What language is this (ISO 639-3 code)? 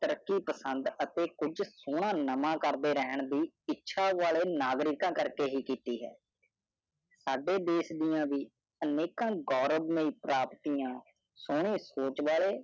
pan